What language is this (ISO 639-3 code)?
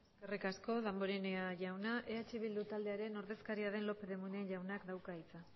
eus